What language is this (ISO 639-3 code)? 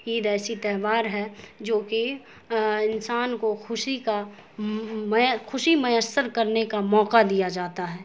urd